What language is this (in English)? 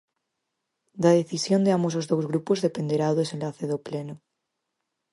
Galician